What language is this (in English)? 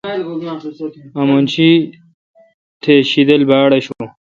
Kalkoti